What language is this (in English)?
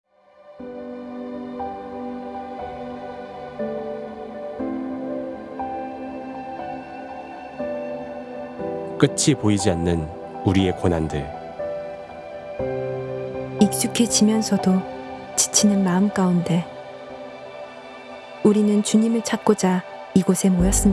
Korean